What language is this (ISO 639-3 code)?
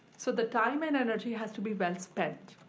eng